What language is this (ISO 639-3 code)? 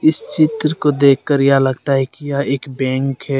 hin